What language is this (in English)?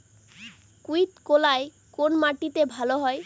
Bangla